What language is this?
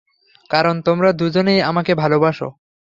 Bangla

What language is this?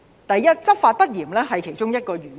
Cantonese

